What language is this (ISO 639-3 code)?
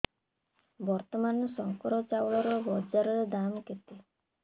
ori